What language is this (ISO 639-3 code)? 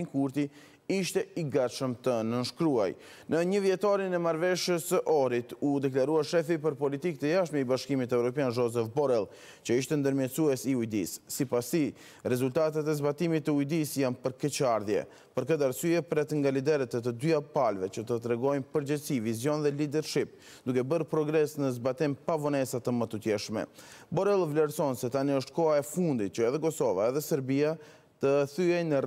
ron